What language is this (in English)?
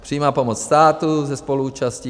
Czech